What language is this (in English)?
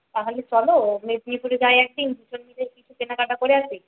Bangla